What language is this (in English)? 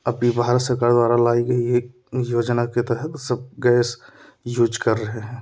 Hindi